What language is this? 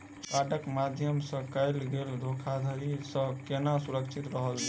Maithili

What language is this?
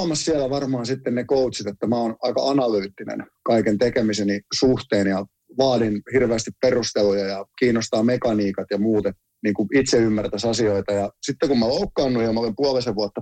Finnish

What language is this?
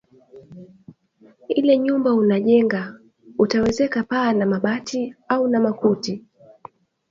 Swahili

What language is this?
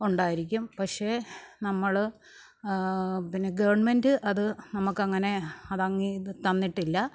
Malayalam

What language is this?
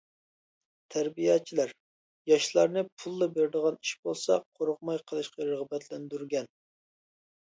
Uyghur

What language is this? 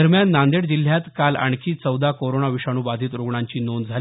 Marathi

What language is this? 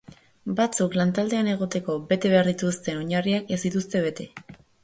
Basque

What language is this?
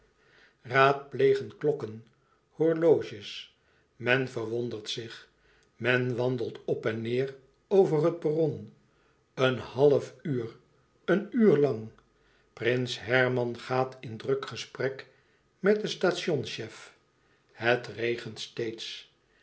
Dutch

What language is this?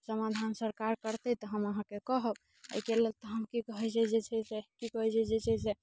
Maithili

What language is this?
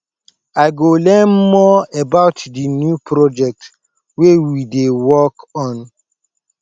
Nigerian Pidgin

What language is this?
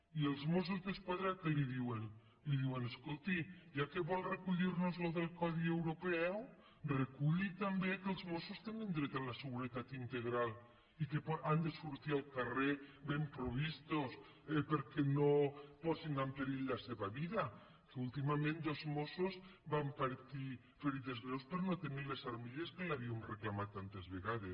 Catalan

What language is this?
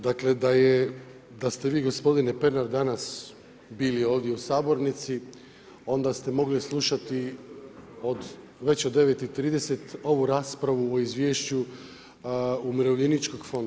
Croatian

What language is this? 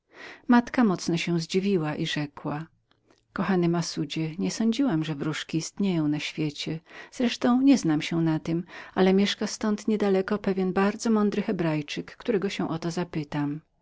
Polish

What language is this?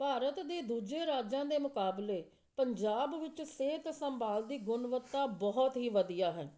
Punjabi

